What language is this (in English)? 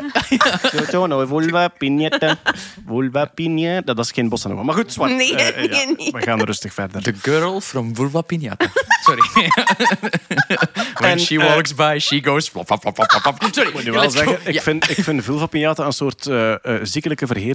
Dutch